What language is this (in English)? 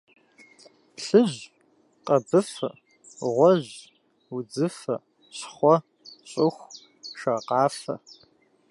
Kabardian